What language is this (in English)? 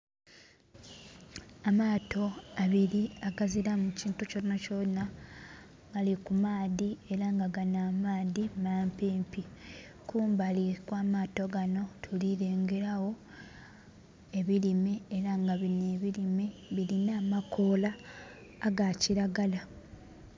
Soga